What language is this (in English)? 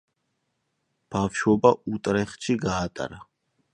Georgian